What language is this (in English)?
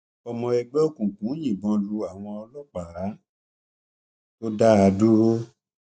Yoruba